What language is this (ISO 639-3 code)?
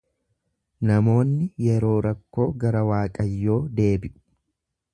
orm